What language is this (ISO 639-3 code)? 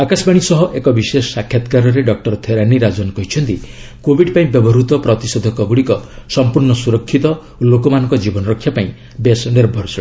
ori